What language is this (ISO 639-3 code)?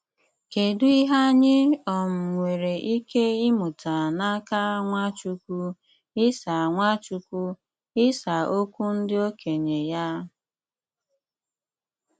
ibo